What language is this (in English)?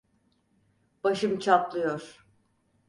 Turkish